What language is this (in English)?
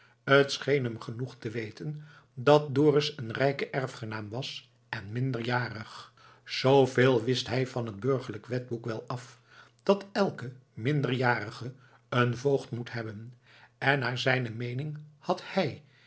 Dutch